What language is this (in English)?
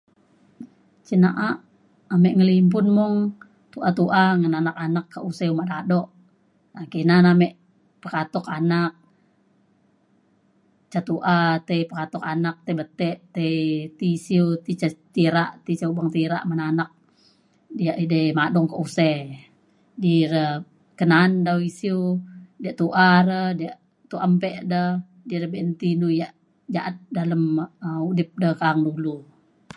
Mainstream Kenyah